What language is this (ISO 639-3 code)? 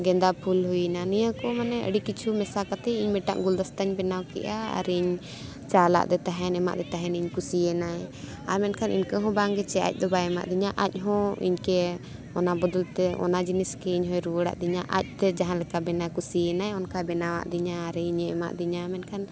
sat